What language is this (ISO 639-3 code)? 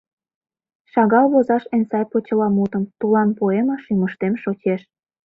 chm